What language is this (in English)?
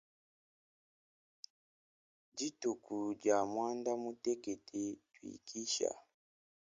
Luba-Lulua